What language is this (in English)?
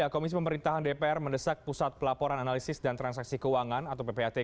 Indonesian